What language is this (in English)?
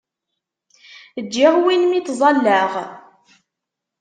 Kabyle